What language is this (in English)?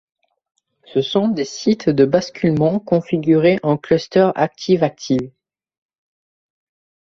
French